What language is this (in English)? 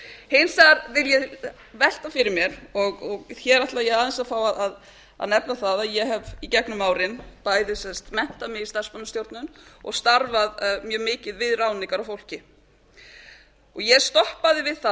Icelandic